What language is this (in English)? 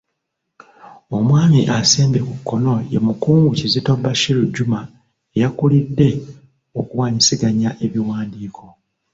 Ganda